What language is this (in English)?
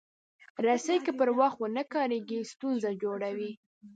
Pashto